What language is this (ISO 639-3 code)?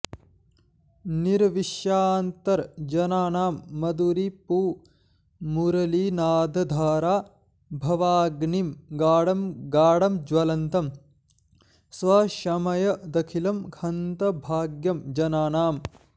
san